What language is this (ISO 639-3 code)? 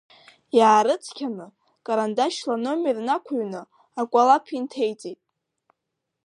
abk